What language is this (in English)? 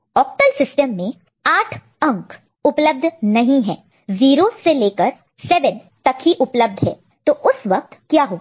Hindi